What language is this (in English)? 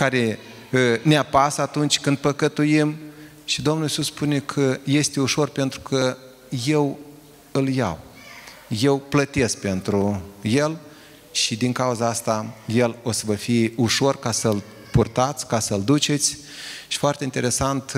Romanian